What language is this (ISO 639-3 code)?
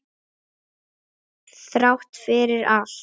isl